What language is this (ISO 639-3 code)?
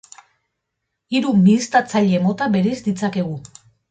eus